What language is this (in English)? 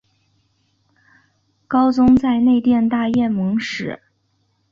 Chinese